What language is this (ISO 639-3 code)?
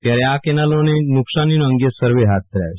guj